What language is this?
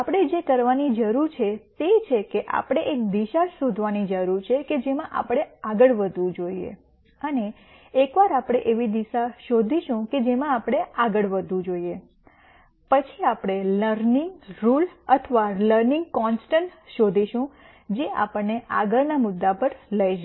Gujarati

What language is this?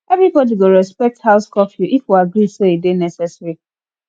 Nigerian Pidgin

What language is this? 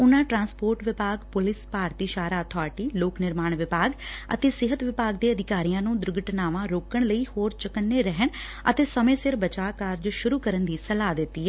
Punjabi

